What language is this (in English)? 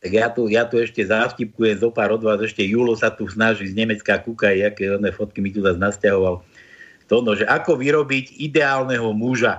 Slovak